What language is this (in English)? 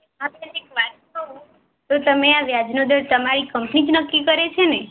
Gujarati